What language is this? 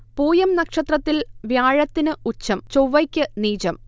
Malayalam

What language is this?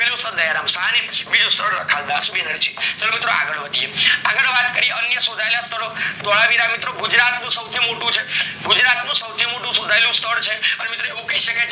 Gujarati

